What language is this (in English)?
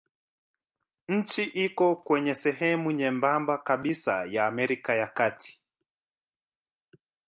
Swahili